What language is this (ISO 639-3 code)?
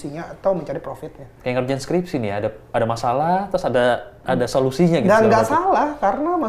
ind